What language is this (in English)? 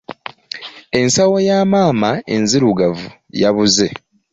Ganda